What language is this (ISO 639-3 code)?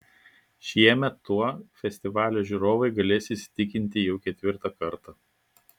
lit